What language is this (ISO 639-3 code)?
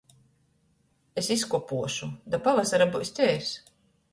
ltg